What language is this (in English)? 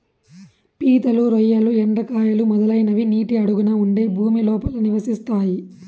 Telugu